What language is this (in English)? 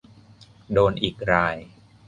Thai